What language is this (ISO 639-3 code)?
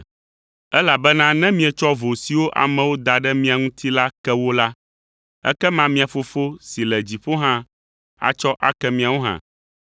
ewe